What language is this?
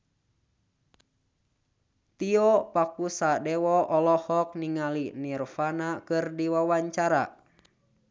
Sundanese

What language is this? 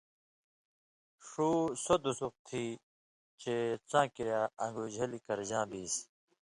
Indus Kohistani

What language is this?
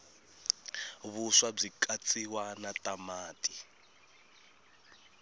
Tsonga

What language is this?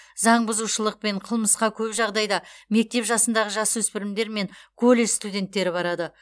Kazakh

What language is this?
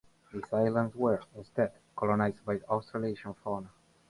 English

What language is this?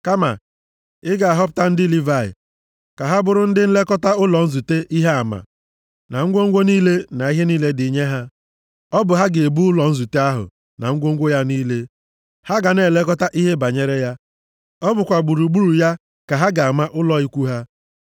Igbo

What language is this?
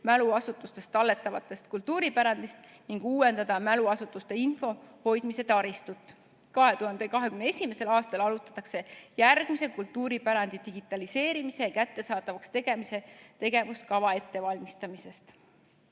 Estonian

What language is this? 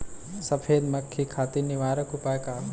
Bhojpuri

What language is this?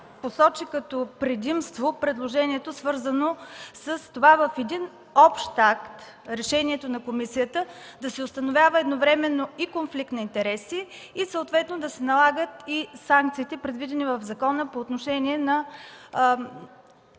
Bulgarian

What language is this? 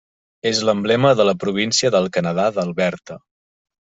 Catalan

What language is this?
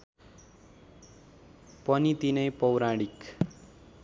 Nepali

